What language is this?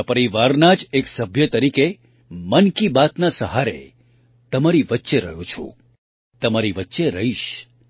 Gujarati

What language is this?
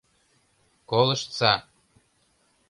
Mari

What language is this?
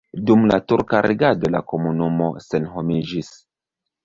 Esperanto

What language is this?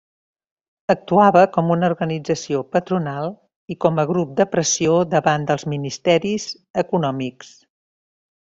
Catalan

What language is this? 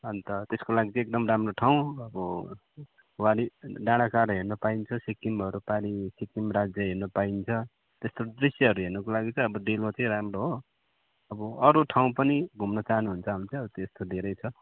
Nepali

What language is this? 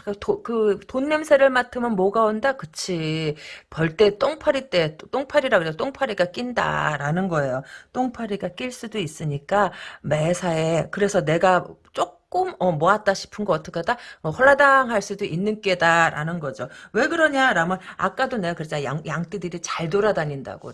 Korean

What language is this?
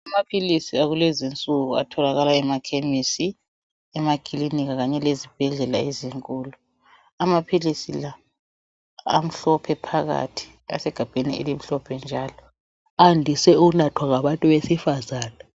North Ndebele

